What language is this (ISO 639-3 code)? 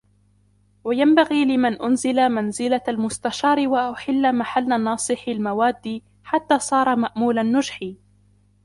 ara